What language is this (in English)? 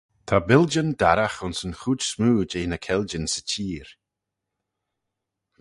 Manx